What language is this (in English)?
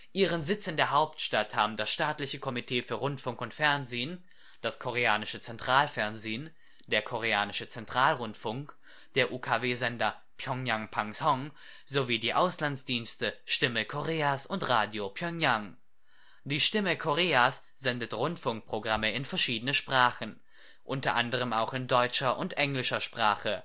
German